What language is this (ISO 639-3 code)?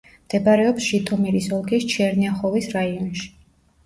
kat